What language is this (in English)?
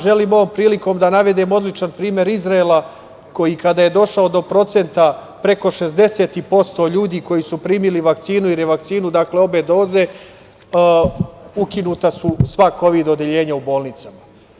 Serbian